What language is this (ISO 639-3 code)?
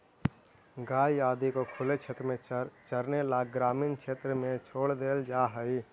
mag